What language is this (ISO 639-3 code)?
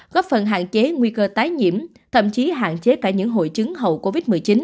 vie